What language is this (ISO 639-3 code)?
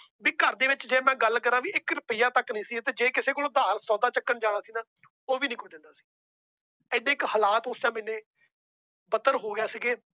pan